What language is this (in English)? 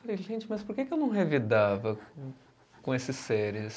Portuguese